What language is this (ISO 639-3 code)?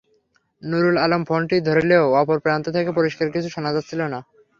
ben